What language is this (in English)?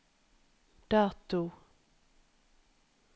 Norwegian